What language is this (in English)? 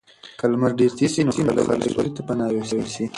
Pashto